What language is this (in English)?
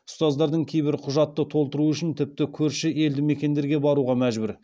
Kazakh